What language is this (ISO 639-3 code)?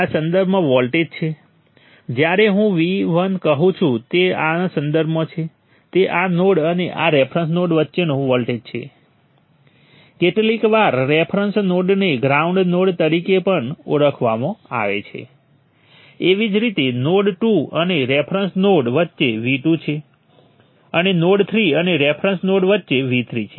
guj